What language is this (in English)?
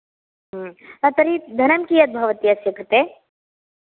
Sanskrit